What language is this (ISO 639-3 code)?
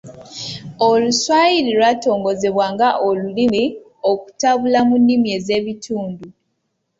lug